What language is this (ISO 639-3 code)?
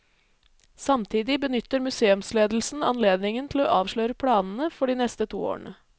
nor